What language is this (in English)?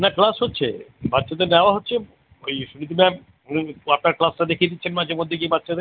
Bangla